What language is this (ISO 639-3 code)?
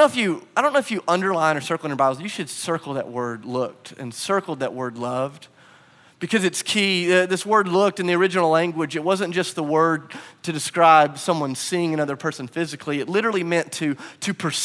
eng